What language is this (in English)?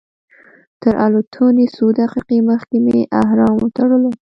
Pashto